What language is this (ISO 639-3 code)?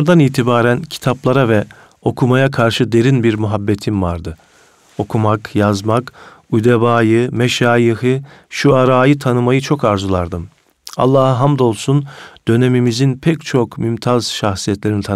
tur